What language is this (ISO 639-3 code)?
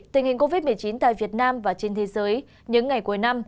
vie